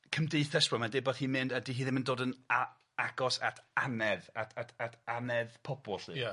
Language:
Welsh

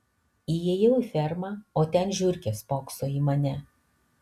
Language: Lithuanian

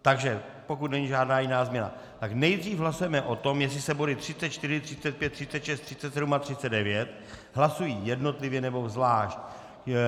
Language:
Czech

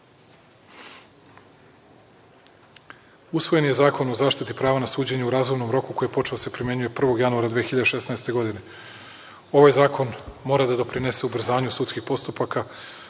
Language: Serbian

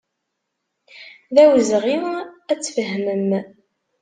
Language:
Kabyle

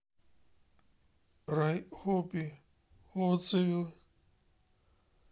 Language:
Russian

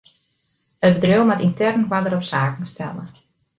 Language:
Western Frisian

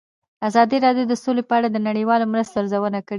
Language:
Pashto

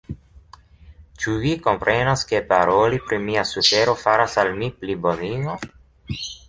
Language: Esperanto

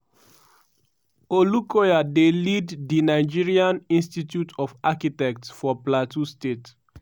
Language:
Nigerian Pidgin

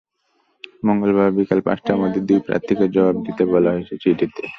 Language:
Bangla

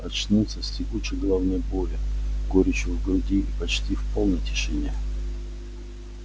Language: Russian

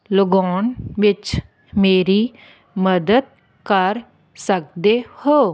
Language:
Punjabi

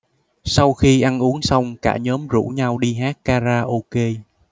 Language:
Vietnamese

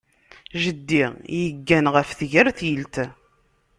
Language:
Kabyle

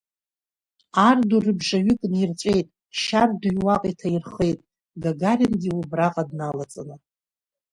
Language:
Abkhazian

